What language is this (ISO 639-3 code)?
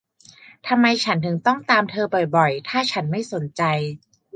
tha